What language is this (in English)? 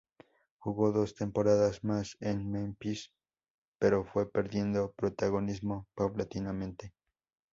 Spanish